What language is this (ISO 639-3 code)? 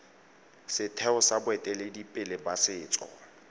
tsn